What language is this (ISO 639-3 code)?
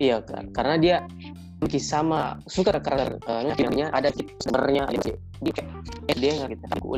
ind